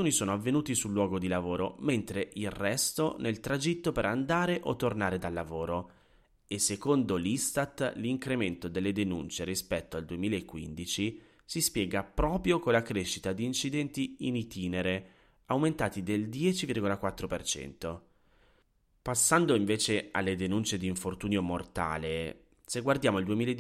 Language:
Italian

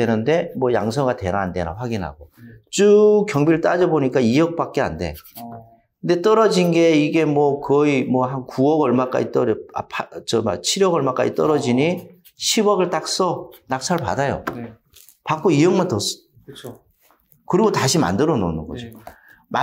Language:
Korean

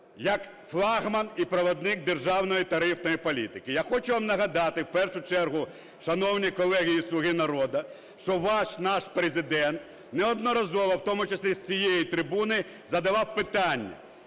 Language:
Ukrainian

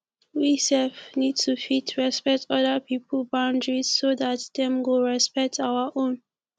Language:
Nigerian Pidgin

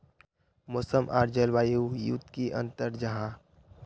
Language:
Magahi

